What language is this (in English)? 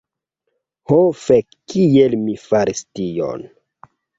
Esperanto